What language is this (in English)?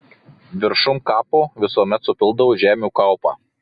Lithuanian